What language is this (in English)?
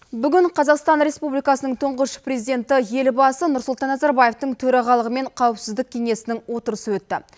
Kazakh